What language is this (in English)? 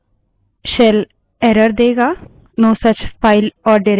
Hindi